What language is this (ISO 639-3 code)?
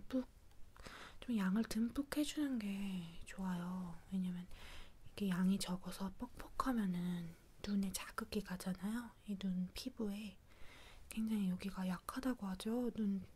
kor